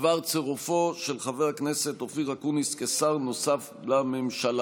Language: Hebrew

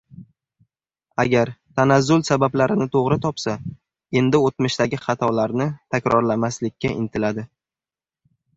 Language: Uzbek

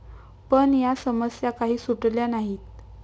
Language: Marathi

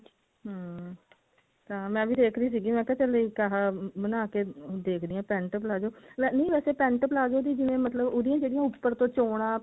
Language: Punjabi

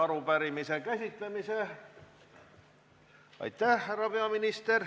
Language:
Estonian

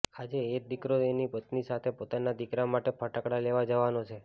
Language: Gujarati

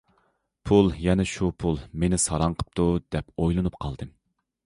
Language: Uyghur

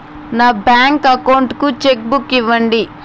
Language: Telugu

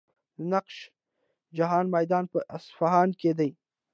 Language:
Pashto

